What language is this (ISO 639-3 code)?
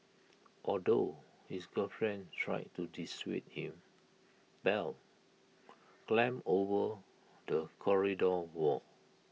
eng